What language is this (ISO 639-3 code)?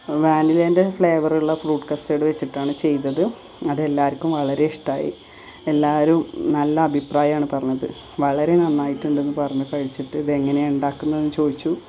mal